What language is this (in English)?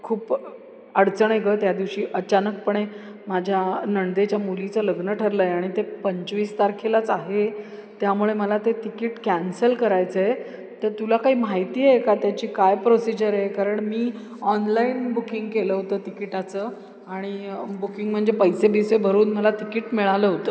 Marathi